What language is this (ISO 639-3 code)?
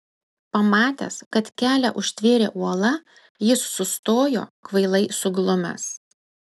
lit